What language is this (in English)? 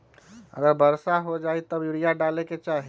Magahi